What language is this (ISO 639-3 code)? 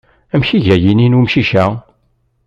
kab